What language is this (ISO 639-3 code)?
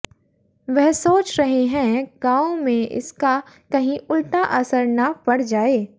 hin